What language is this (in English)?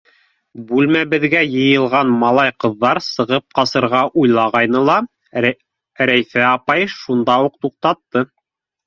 Bashkir